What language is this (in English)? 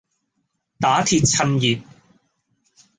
Cantonese